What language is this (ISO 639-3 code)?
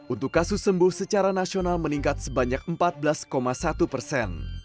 ind